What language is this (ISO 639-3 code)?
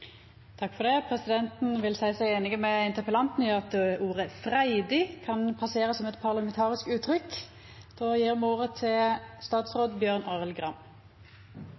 nno